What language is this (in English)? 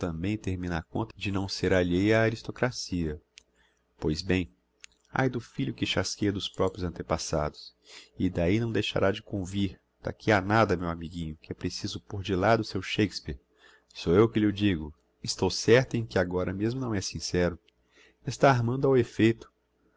Portuguese